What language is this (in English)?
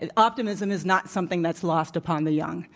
English